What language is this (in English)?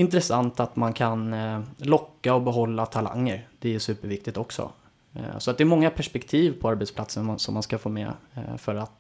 Swedish